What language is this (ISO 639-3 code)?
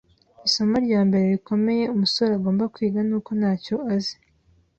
kin